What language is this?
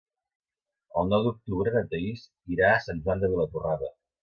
Catalan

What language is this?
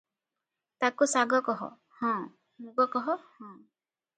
Odia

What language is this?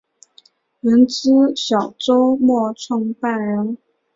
Chinese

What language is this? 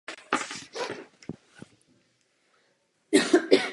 Czech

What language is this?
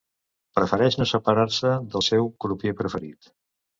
Catalan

